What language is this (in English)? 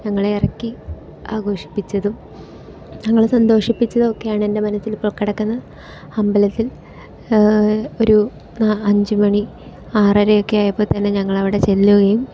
Malayalam